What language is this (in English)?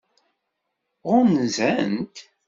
Kabyle